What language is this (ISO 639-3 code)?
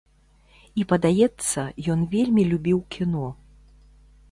bel